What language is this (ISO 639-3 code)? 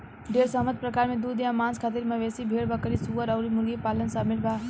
bho